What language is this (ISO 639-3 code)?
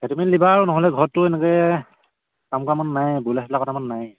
asm